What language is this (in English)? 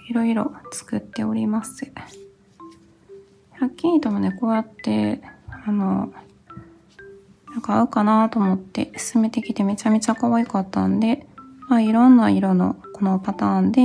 Japanese